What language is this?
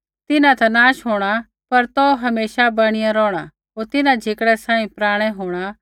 Kullu Pahari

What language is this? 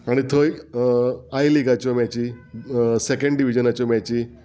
Konkani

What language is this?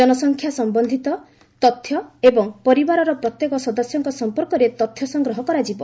Odia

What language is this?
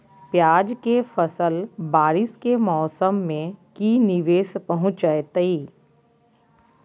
Magahi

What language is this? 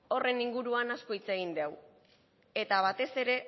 Basque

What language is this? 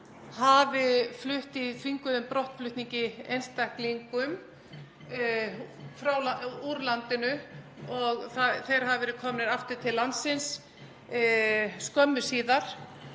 Icelandic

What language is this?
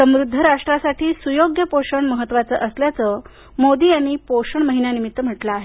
Marathi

